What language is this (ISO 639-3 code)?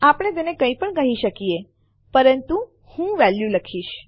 guj